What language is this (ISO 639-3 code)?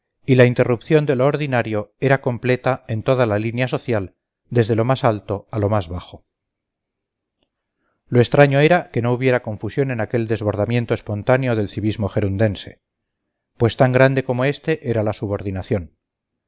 spa